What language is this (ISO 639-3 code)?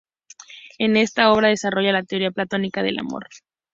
spa